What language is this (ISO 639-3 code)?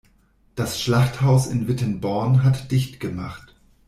deu